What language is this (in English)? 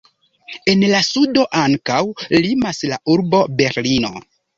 Esperanto